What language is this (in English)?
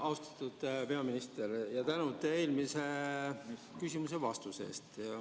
Estonian